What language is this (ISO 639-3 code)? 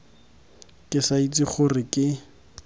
tsn